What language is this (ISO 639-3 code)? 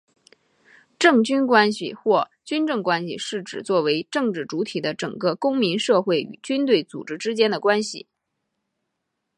zho